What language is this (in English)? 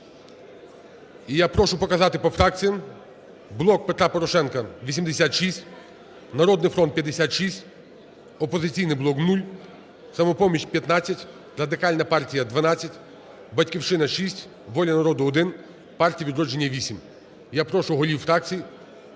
Ukrainian